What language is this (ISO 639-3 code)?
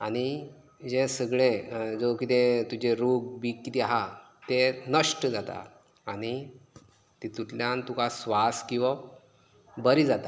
kok